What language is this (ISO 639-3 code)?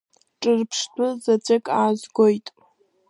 abk